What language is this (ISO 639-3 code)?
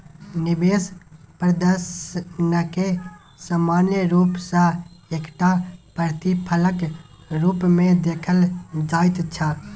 mai